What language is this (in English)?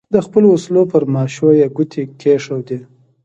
Pashto